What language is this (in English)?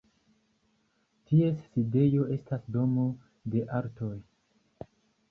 Esperanto